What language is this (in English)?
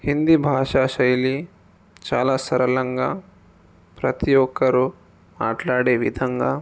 Telugu